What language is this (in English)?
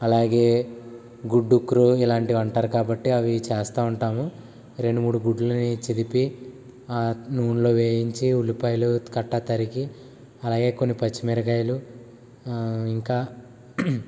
Telugu